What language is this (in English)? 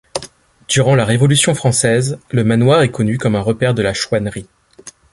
French